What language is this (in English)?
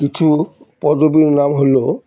Bangla